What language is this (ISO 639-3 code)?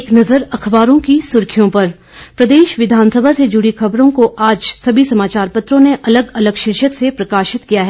hin